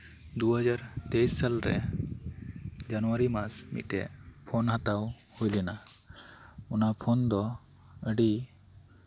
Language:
Santali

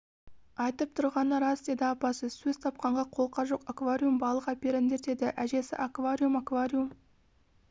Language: Kazakh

